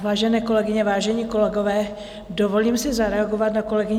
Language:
Czech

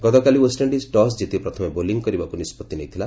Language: Odia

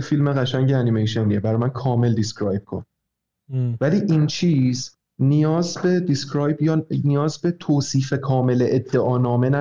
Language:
Persian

